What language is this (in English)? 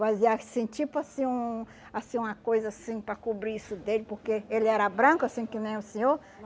Portuguese